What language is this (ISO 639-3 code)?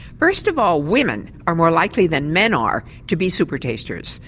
eng